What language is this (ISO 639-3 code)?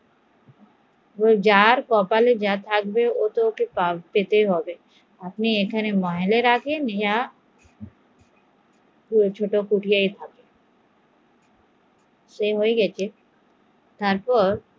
ben